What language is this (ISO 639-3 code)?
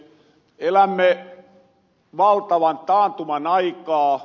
fin